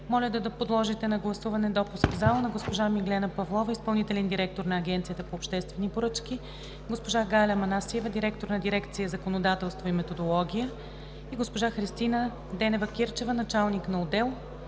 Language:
Bulgarian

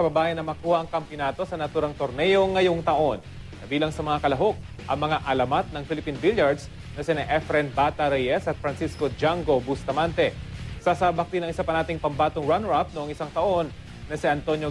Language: Filipino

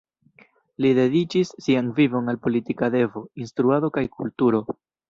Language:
Esperanto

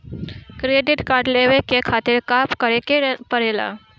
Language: Bhojpuri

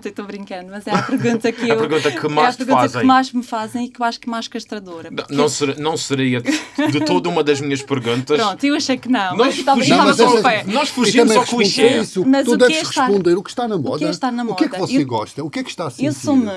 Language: Portuguese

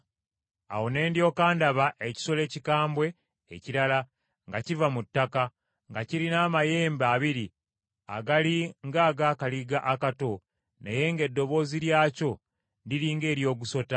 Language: Ganda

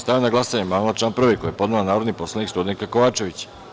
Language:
Serbian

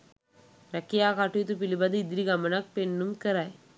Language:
Sinhala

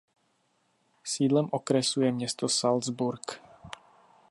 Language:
Czech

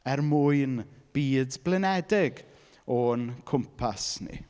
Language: Welsh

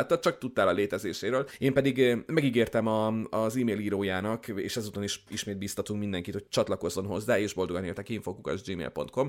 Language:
Hungarian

